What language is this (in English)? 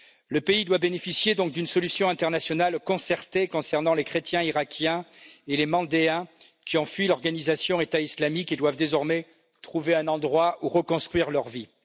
French